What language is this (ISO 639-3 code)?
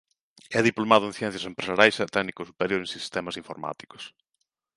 glg